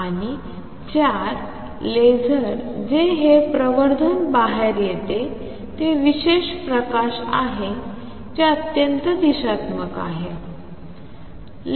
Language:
Marathi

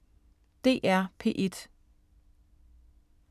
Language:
Danish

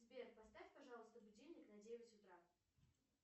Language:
Russian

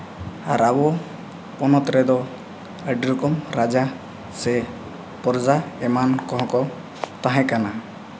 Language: Santali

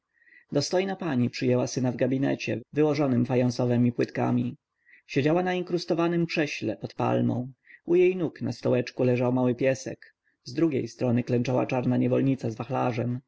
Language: Polish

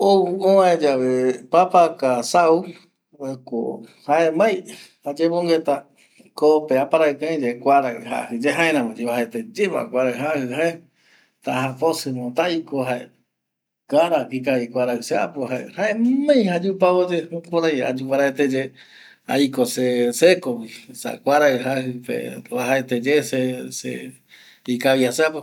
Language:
Eastern Bolivian Guaraní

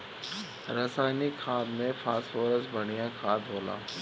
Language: Bhojpuri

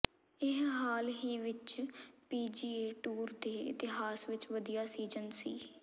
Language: Punjabi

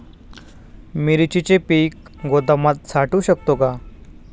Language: Marathi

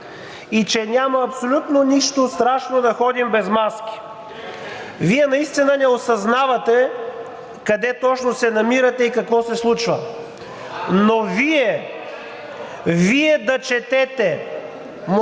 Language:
Bulgarian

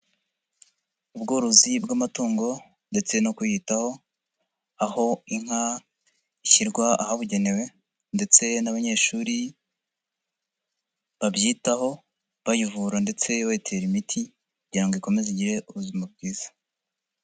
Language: Kinyarwanda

